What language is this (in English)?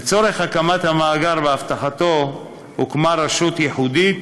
Hebrew